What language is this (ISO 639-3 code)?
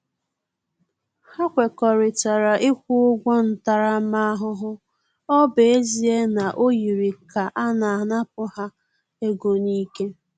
ibo